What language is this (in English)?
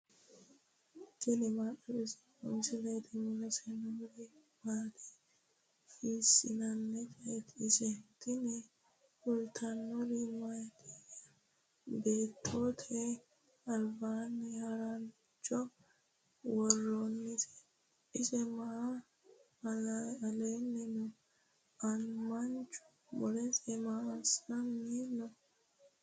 Sidamo